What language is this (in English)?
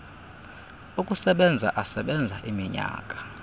Xhosa